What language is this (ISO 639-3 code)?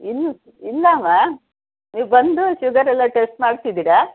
kan